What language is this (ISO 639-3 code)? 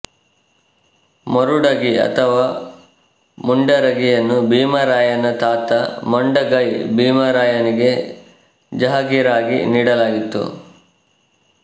kan